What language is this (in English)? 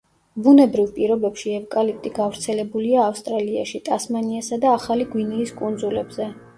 Georgian